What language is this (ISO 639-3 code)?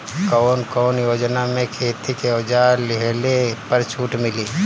bho